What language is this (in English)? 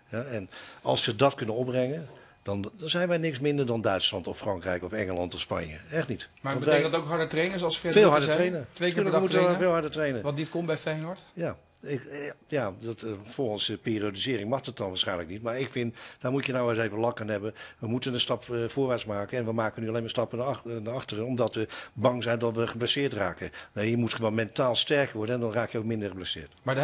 Dutch